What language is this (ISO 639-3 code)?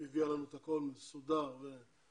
heb